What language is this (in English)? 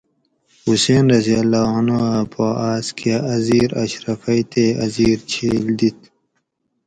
Gawri